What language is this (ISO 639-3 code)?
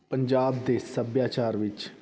pan